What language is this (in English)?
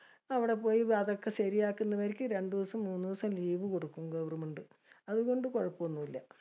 Malayalam